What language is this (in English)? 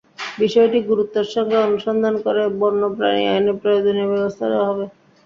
Bangla